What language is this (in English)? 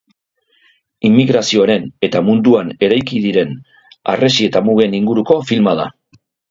Basque